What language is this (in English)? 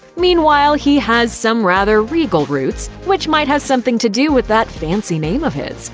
English